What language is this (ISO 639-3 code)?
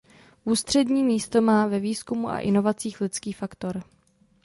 ces